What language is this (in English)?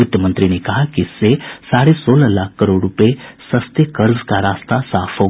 Hindi